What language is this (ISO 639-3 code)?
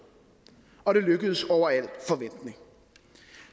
dan